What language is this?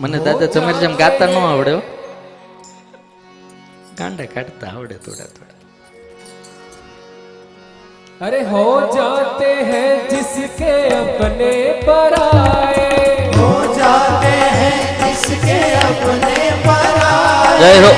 Hindi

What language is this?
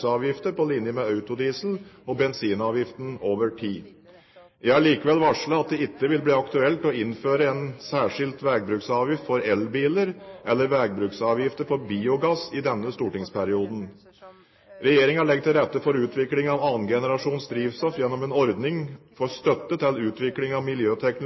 Norwegian Bokmål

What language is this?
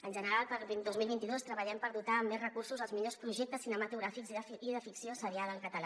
Catalan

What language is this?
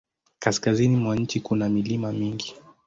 Swahili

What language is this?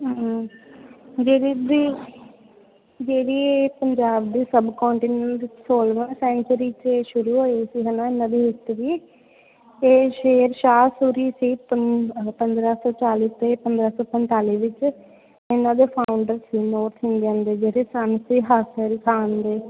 Punjabi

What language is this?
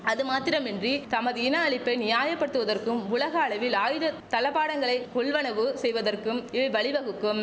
Tamil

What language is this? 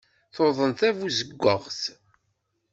Kabyle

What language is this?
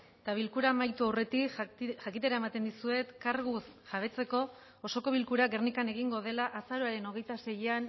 Basque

